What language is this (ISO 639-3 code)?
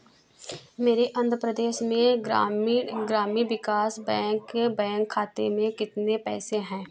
hin